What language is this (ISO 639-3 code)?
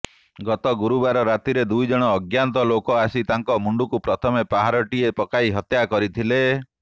ori